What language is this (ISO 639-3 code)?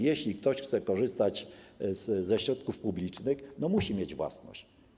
pol